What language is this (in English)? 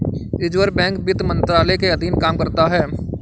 Hindi